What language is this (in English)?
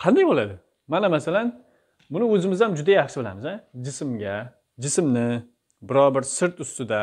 Turkish